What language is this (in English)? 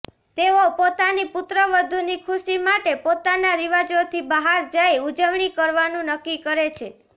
Gujarati